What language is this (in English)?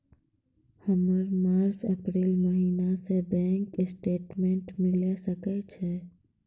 Maithili